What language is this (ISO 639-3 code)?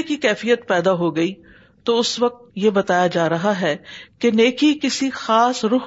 urd